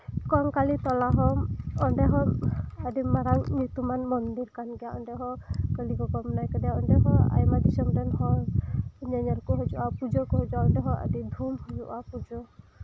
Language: Santali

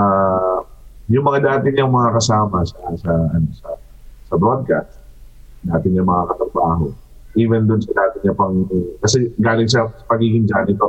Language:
Filipino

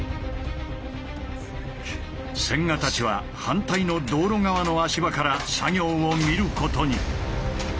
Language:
Japanese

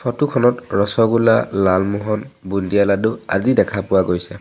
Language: Assamese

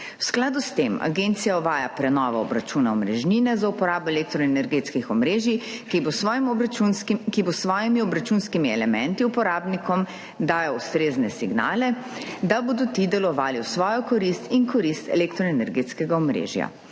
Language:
Slovenian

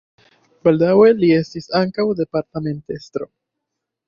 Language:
Esperanto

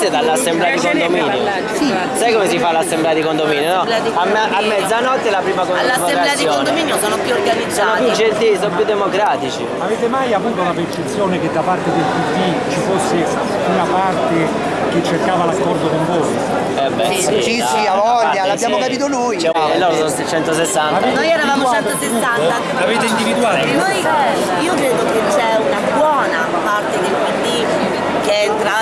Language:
Italian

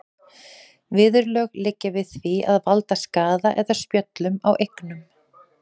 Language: Icelandic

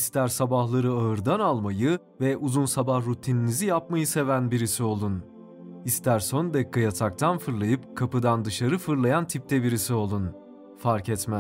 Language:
Turkish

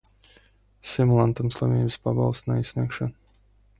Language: Latvian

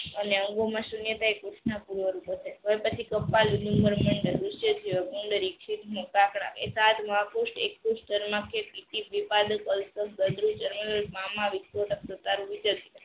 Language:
Gujarati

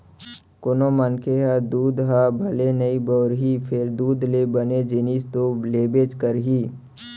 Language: Chhattisgarhi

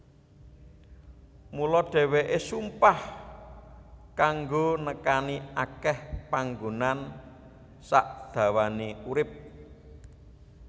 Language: Javanese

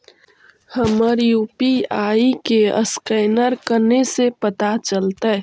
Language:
Magahi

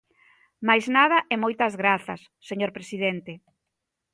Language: Galician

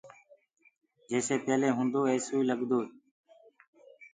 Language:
Gurgula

